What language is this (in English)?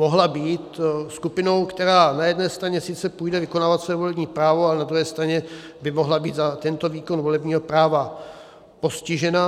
Czech